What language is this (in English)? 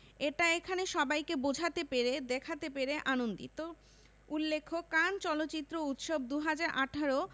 Bangla